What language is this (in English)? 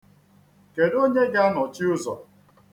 Igbo